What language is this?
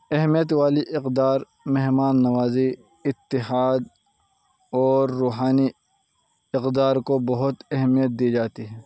Urdu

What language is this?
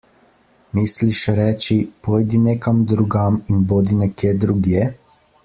Slovenian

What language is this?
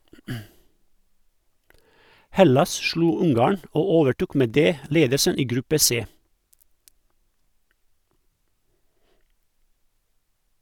Norwegian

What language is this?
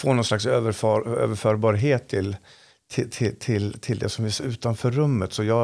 Swedish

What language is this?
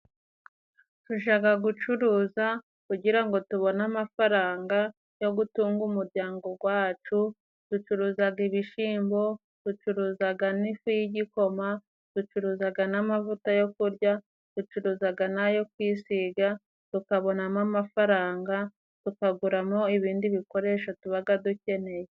Kinyarwanda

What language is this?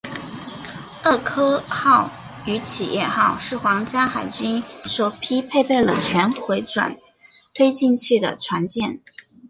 Chinese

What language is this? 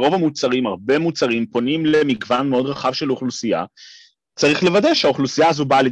Hebrew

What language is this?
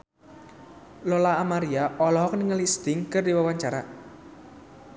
Sundanese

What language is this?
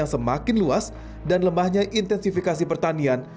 Indonesian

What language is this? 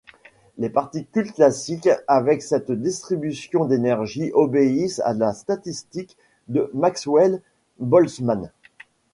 French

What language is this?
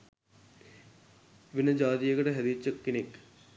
Sinhala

